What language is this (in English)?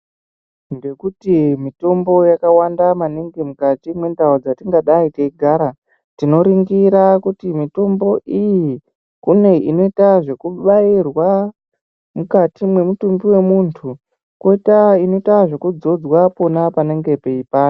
Ndau